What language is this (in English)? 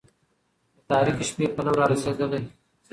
Pashto